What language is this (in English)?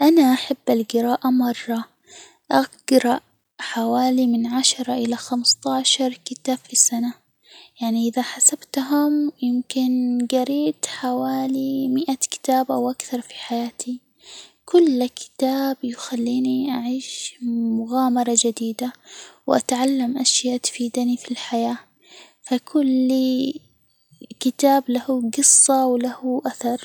Hijazi Arabic